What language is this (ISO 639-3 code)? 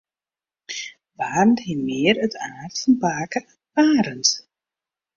fry